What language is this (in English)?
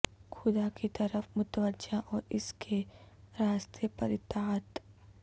Urdu